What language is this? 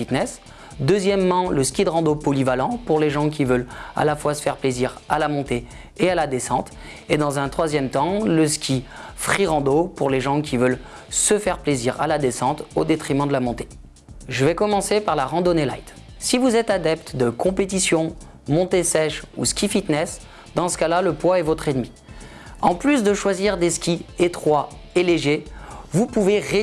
French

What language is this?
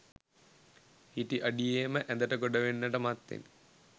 Sinhala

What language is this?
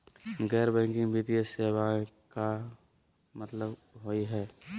Magahi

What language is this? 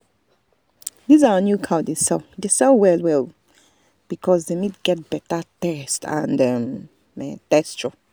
Nigerian Pidgin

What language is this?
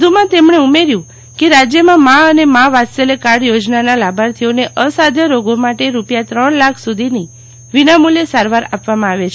Gujarati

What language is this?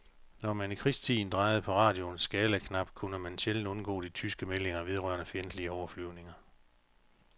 Danish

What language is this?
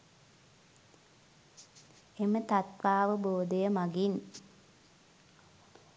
Sinhala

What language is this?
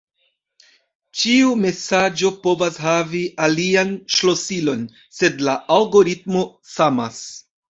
Esperanto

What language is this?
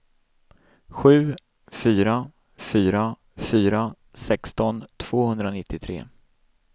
Swedish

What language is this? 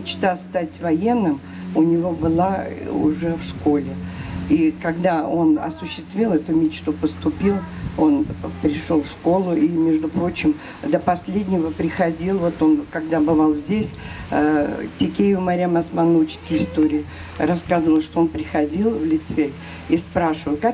Russian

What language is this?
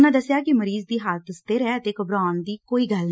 Punjabi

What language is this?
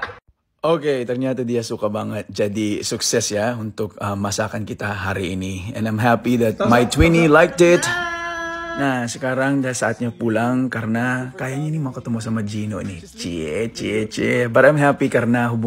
Indonesian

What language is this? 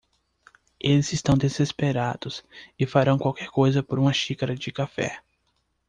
Portuguese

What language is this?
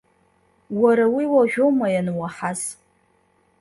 Abkhazian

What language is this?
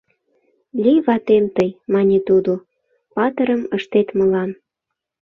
Mari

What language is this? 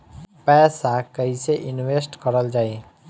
Bhojpuri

